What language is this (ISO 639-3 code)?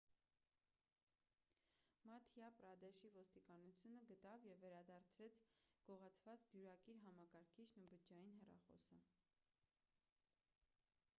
hye